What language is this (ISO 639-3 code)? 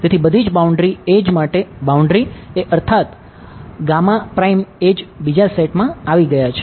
guj